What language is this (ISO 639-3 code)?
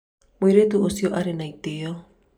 kik